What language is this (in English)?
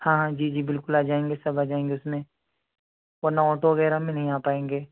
Urdu